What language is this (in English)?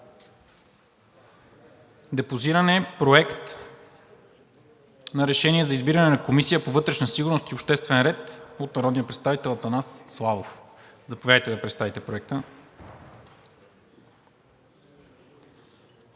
Bulgarian